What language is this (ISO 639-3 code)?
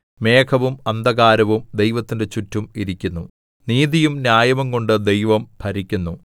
mal